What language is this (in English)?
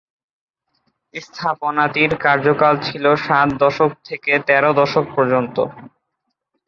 Bangla